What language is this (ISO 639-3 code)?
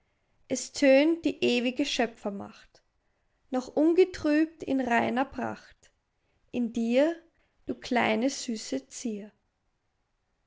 deu